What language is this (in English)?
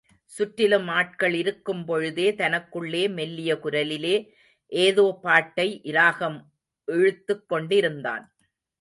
Tamil